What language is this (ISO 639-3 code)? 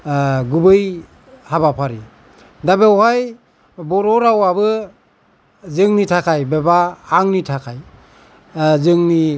brx